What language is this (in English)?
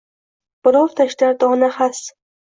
Uzbek